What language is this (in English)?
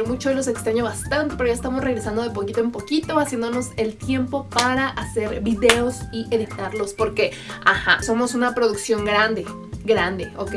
Spanish